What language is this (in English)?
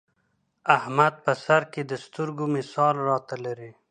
Pashto